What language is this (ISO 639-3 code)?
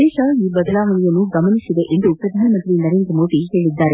kan